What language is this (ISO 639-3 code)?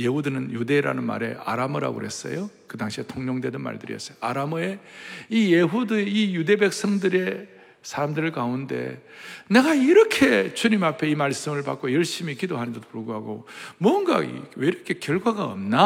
kor